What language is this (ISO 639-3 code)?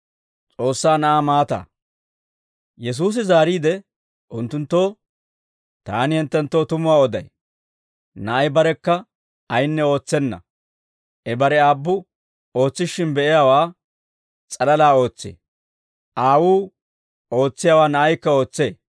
dwr